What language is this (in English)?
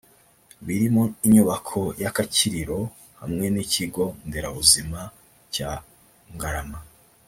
Kinyarwanda